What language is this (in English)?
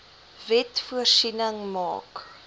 Afrikaans